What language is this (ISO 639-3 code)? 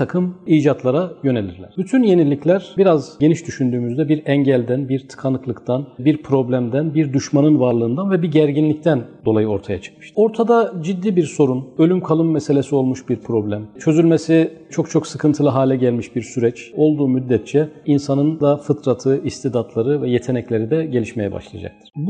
tur